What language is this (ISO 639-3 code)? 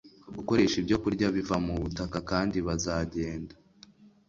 kin